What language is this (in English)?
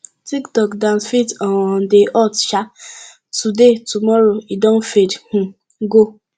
Nigerian Pidgin